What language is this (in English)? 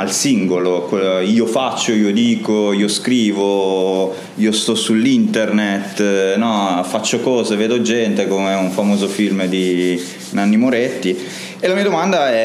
Italian